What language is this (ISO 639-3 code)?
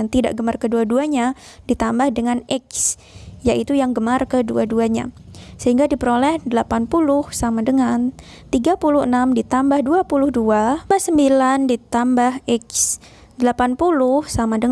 ind